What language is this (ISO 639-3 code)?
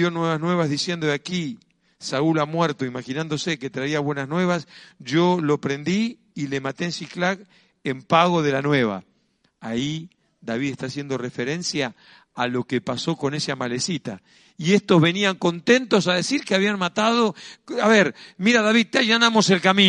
spa